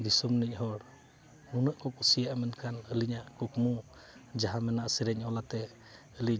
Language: Santali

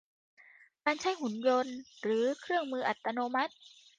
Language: Thai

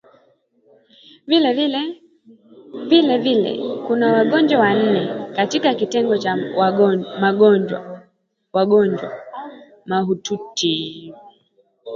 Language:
Swahili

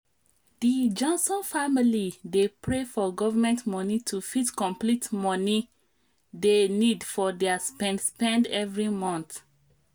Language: Nigerian Pidgin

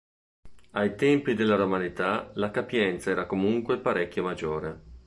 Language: Italian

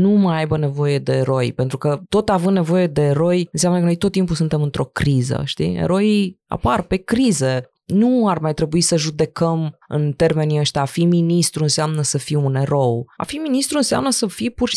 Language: Romanian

